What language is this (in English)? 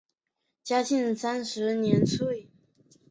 Chinese